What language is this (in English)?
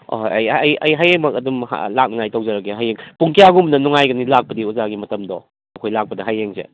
Manipuri